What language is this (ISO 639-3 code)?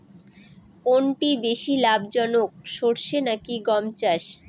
ben